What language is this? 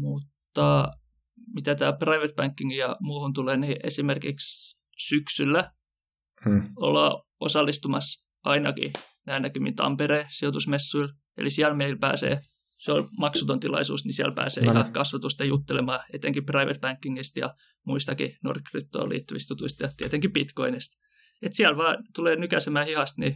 Finnish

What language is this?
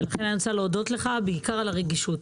Hebrew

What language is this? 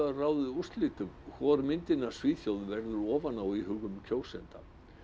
Icelandic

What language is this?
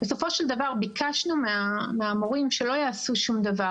Hebrew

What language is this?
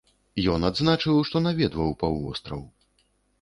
Belarusian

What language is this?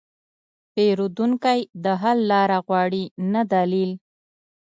Pashto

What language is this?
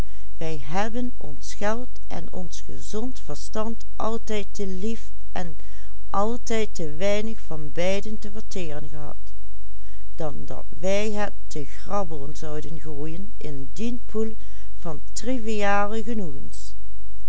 Dutch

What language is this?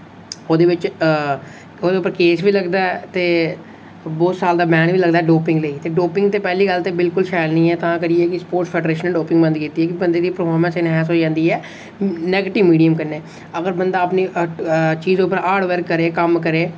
Dogri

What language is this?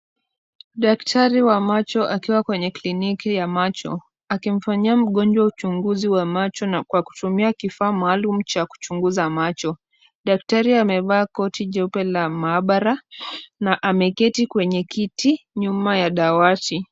Swahili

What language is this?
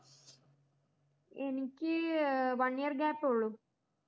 Malayalam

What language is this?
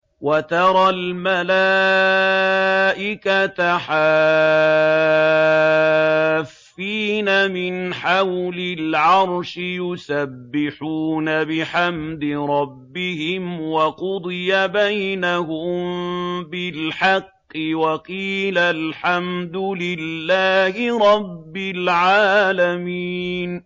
Arabic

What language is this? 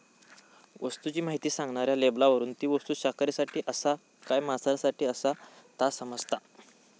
Marathi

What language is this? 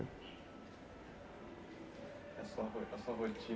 Portuguese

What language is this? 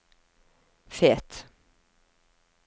Norwegian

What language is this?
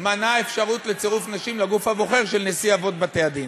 Hebrew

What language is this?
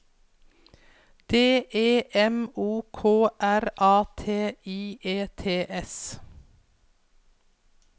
Norwegian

